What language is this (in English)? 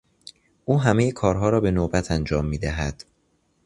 Persian